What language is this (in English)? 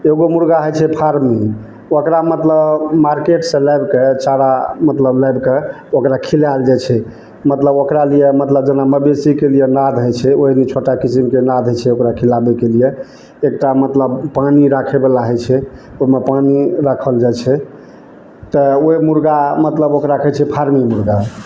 Maithili